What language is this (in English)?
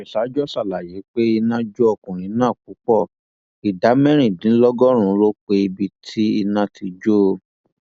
Yoruba